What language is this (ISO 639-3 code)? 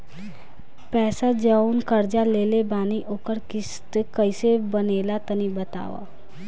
bho